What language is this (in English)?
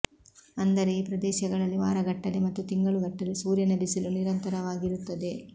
Kannada